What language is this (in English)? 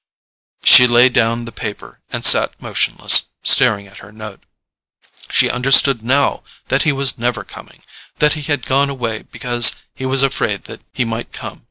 English